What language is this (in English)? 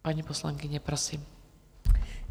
Czech